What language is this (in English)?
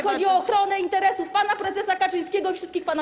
Polish